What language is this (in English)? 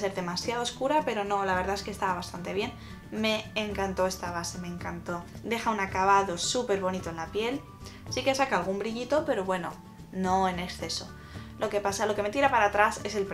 Spanish